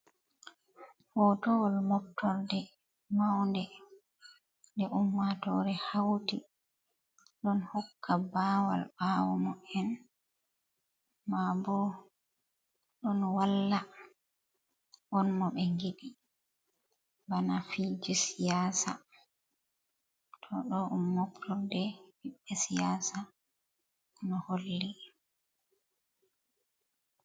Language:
Fula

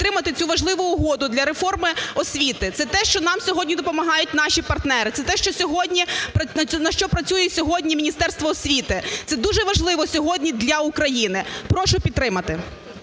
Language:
Ukrainian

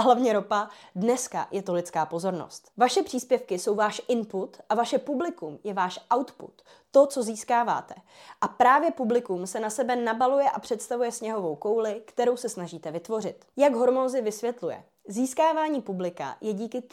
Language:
Czech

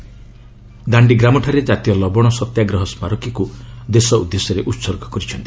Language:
Odia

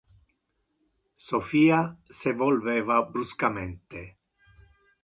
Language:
Interlingua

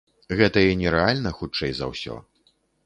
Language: Belarusian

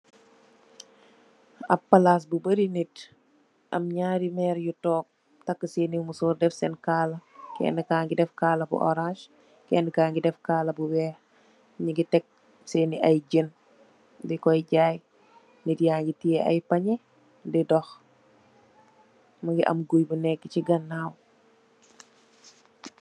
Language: Wolof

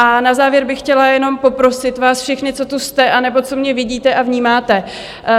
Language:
Czech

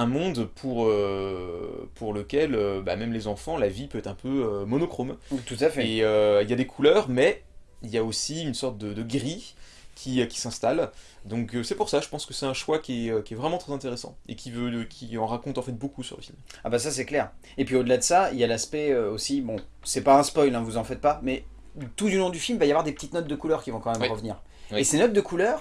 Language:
French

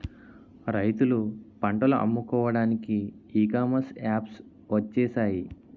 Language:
Telugu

